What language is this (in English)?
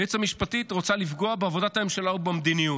Hebrew